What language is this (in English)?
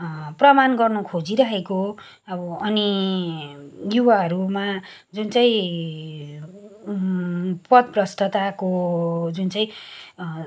Nepali